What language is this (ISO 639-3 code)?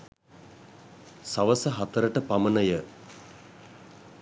sin